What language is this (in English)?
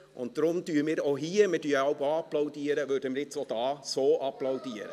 Swiss German